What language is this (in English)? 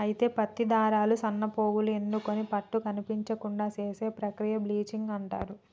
Telugu